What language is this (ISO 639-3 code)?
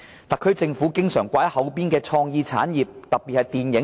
yue